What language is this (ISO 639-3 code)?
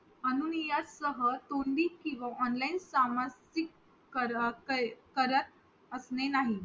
mar